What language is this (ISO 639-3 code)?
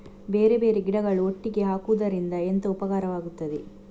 kan